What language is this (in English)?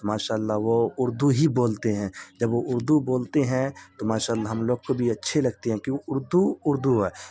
Urdu